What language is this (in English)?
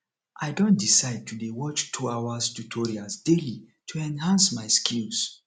Nigerian Pidgin